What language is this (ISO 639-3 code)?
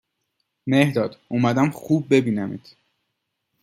fas